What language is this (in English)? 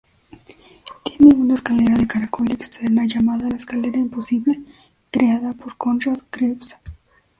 Spanish